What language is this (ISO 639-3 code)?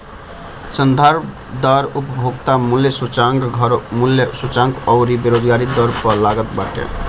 bho